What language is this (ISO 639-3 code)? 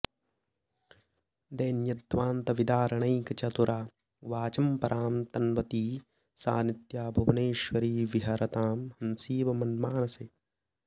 san